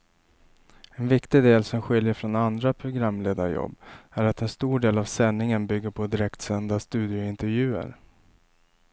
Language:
Swedish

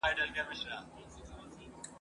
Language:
Pashto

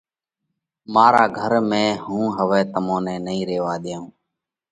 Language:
Parkari Koli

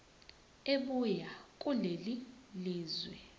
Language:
Zulu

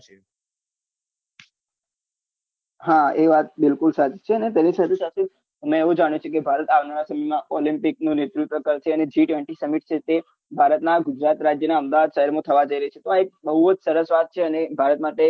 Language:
Gujarati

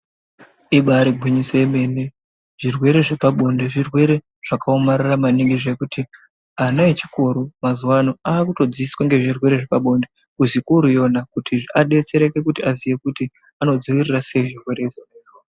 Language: Ndau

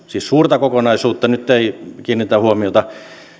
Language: Finnish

